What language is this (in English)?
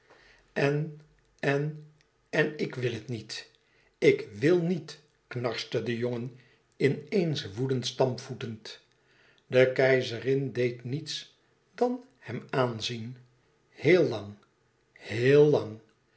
Dutch